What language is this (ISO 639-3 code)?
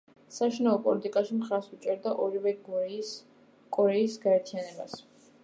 kat